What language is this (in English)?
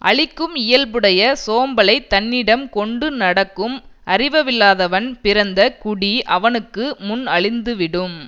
Tamil